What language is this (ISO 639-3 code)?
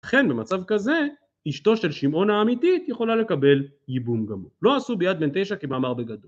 heb